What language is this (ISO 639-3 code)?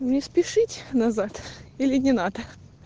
rus